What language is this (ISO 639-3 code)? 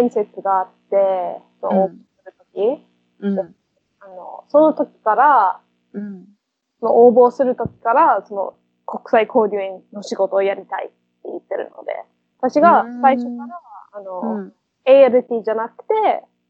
jpn